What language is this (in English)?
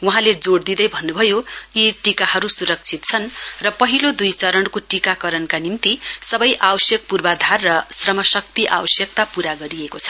Nepali